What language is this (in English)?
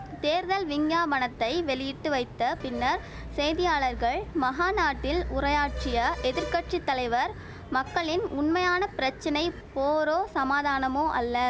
Tamil